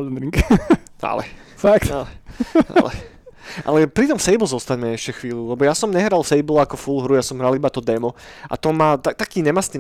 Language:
Slovak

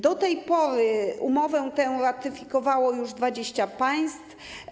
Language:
Polish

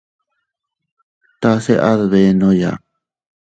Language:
Teutila Cuicatec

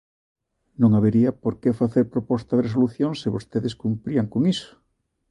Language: Galician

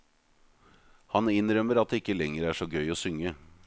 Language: Norwegian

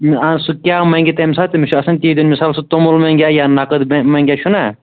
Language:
Kashmiri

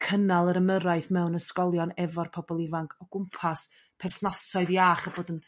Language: Welsh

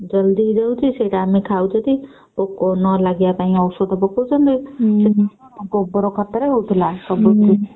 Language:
Odia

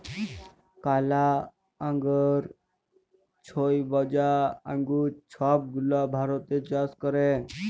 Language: Bangla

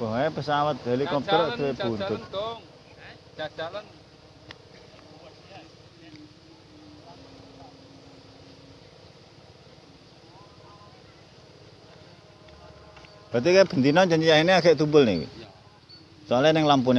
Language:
Indonesian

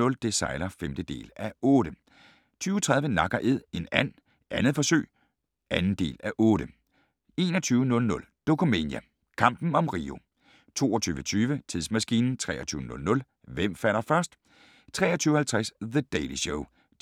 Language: Danish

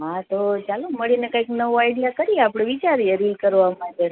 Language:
Gujarati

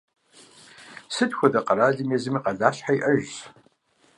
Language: Kabardian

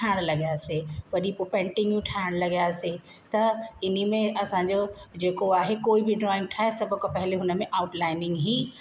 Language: Sindhi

